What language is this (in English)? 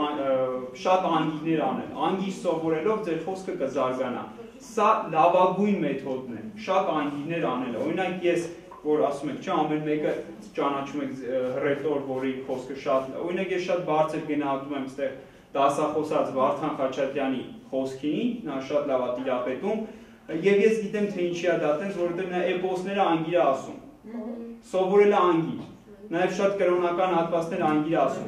Romanian